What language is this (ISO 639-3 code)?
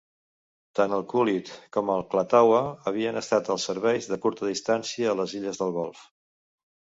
cat